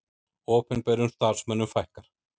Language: Icelandic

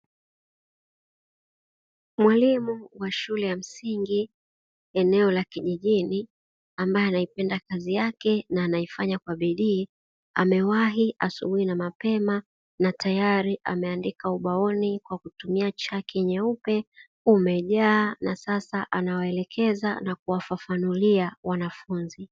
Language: Swahili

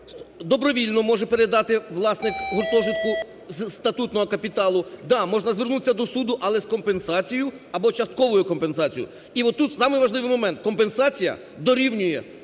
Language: Ukrainian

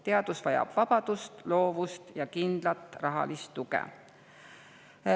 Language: Estonian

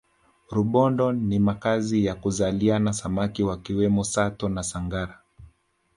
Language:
Swahili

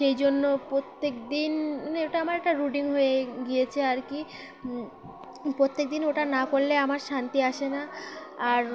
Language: Bangla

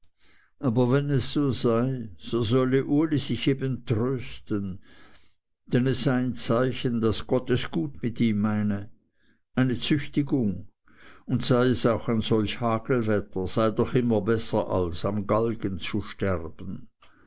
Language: German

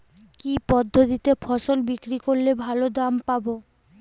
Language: Bangla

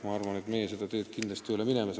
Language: Estonian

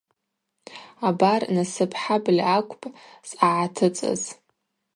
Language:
Abaza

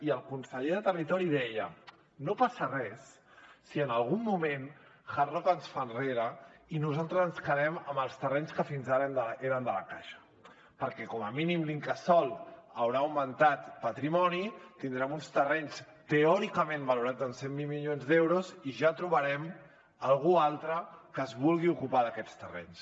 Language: Catalan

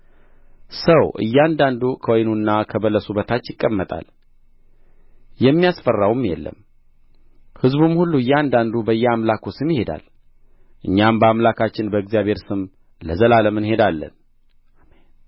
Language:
Amharic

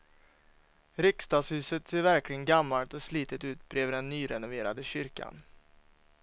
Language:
Swedish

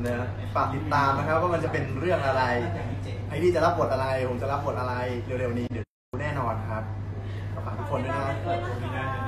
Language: Thai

